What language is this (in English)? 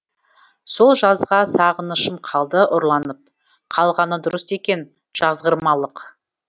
Kazakh